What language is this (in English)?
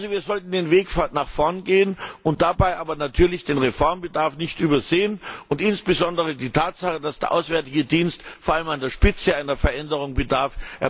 German